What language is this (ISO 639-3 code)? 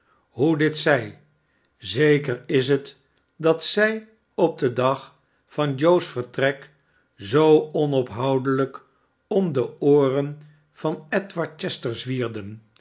nld